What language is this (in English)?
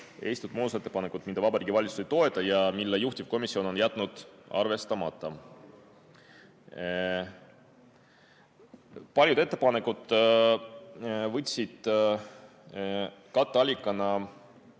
Estonian